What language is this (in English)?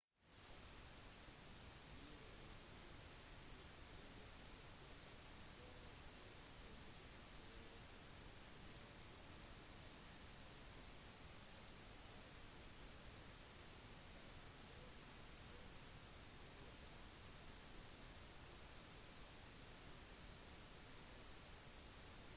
Norwegian Bokmål